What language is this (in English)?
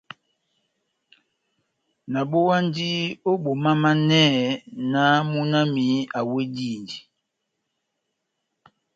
Batanga